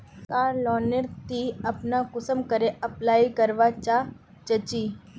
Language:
Magahi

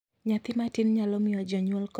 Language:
Luo (Kenya and Tanzania)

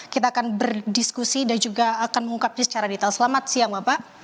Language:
Indonesian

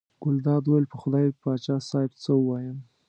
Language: Pashto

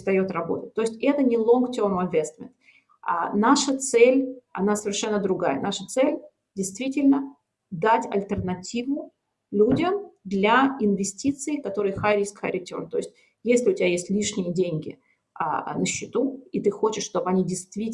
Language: Russian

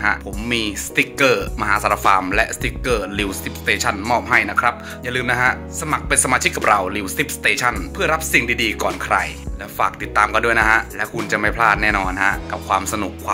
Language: Thai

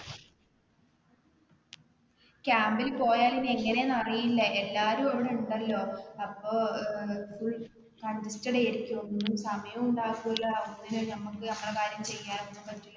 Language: Malayalam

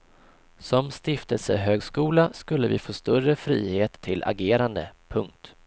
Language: Swedish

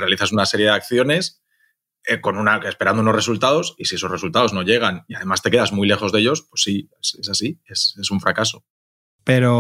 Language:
Spanish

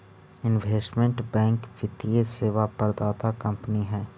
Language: Magahi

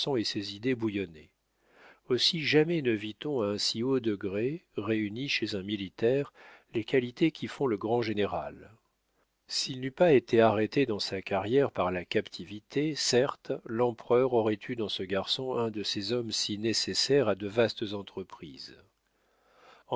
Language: French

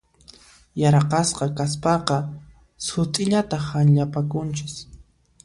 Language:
Puno Quechua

